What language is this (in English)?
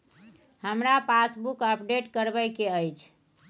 Maithili